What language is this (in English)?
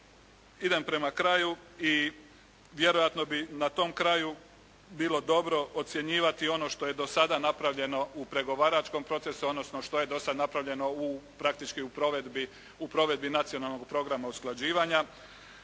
Croatian